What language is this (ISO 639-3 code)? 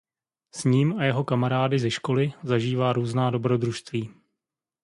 ces